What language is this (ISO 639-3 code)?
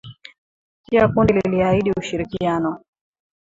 swa